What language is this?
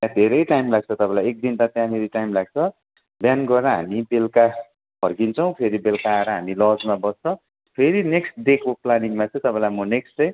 Nepali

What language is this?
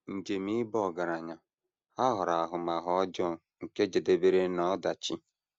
Igbo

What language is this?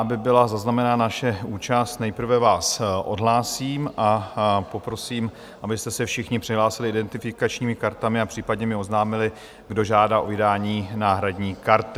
Czech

